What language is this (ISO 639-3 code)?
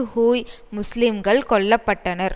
tam